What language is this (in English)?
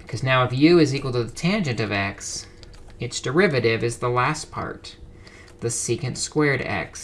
English